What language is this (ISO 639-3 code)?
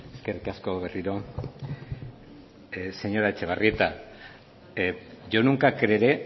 eus